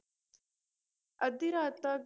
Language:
Punjabi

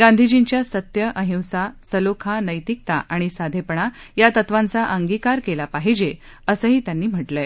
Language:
Marathi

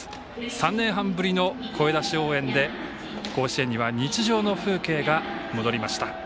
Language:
Japanese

